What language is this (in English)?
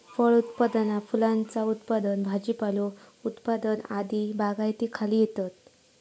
Marathi